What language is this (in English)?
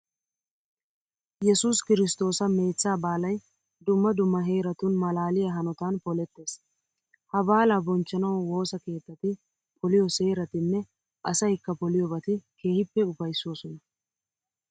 Wolaytta